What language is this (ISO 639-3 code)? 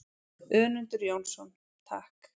isl